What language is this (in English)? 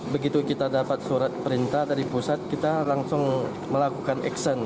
Indonesian